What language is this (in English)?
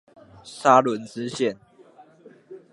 Chinese